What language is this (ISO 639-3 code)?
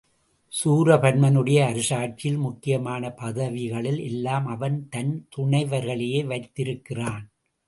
tam